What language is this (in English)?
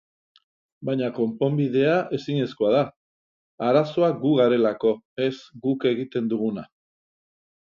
Basque